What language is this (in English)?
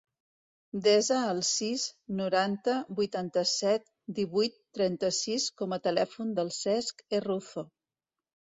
Catalan